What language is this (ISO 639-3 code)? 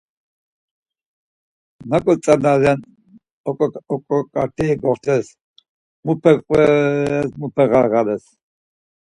lzz